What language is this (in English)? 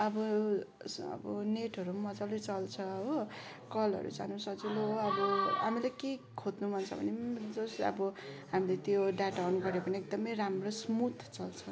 Nepali